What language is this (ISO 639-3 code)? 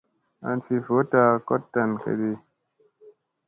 mse